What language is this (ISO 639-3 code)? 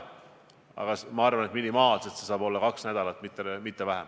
est